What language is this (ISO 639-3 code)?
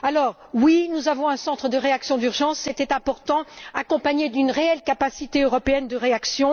fra